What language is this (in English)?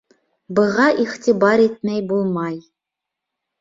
Bashkir